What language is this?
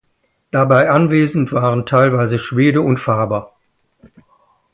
German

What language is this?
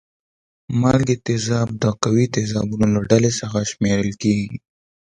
Pashto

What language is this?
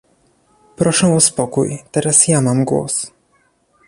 Polish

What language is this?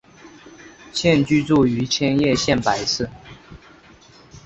Chinese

